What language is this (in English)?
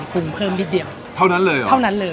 Thai